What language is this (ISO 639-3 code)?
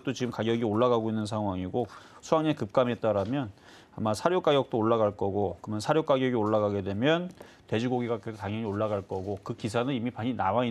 kor